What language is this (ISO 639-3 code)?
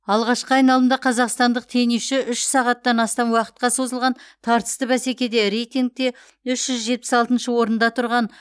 kaz